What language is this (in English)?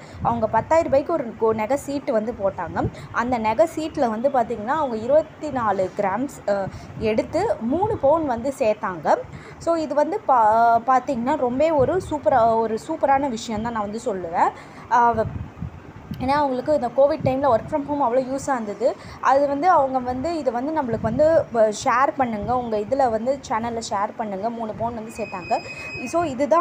Vietnamese